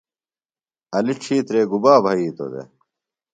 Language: Phalura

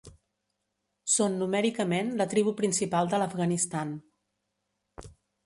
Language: Catalan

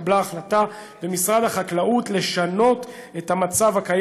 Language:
Hebrew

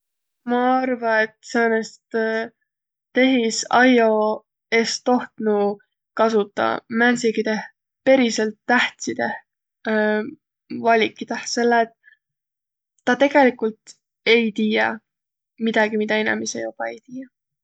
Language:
Võro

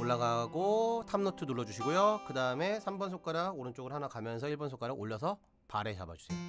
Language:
Korean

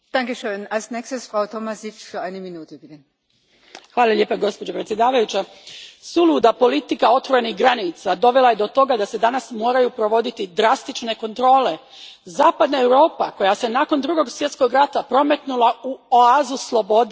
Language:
Croatian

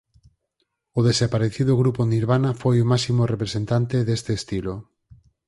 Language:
Galician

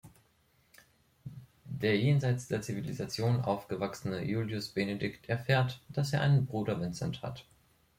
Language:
German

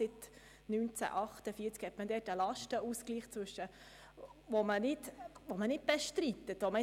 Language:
Swiss German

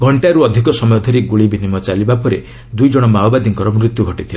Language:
Odia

